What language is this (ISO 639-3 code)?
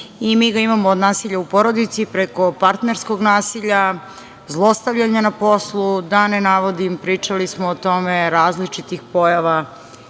srp